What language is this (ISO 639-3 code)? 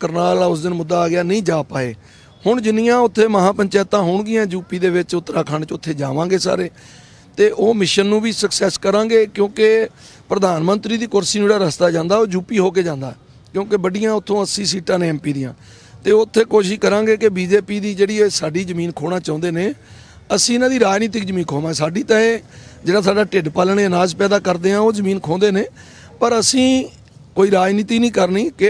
hin